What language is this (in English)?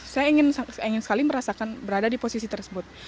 Indonesian